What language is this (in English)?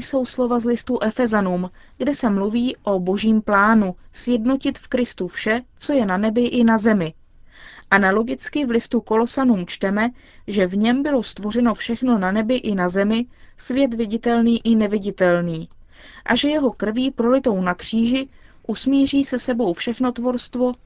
Czech